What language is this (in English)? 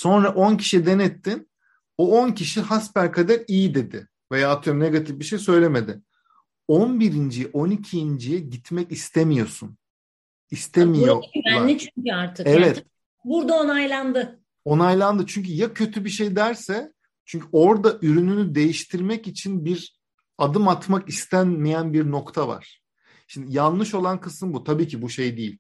Turkish